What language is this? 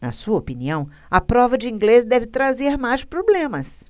Portuguese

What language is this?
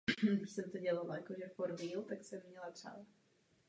Czech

